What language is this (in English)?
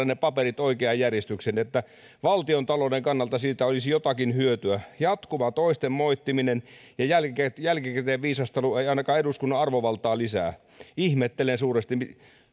Finnish